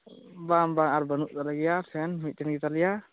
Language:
Santali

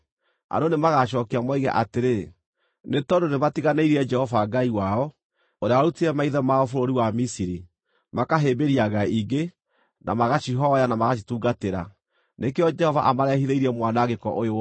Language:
Kikuyu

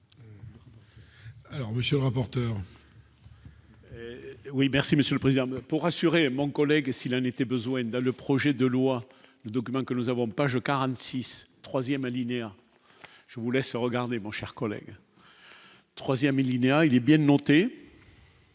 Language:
French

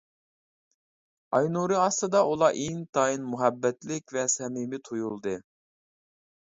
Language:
Uyghur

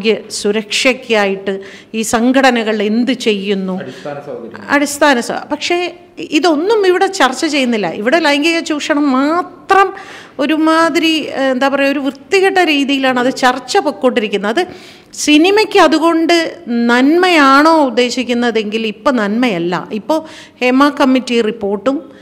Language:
Malayalam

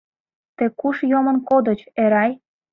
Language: Mari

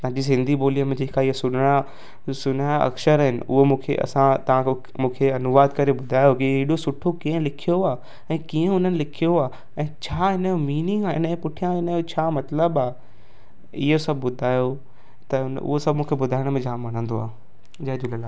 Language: Sindhi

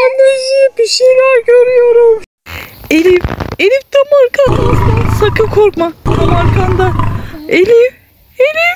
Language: Turkish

